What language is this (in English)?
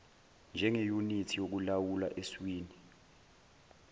Zulu